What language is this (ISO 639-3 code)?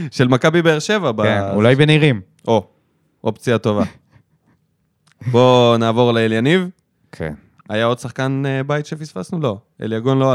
heb